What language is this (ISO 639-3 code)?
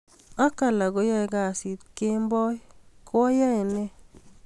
kln